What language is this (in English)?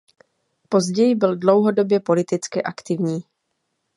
Czech